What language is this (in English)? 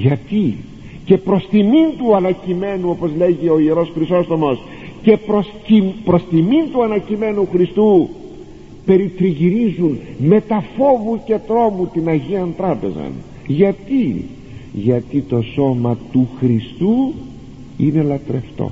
Greek